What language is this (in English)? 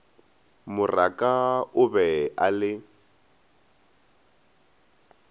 Northern Sotho